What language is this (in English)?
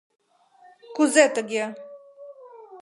Mari